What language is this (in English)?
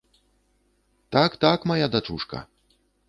Belarusian